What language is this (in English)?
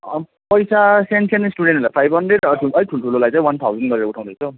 Nepali